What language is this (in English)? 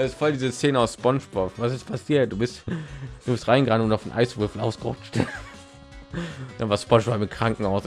German